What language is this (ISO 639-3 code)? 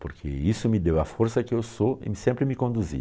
por